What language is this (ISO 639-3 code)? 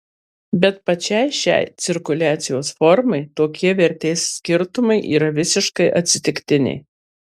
lit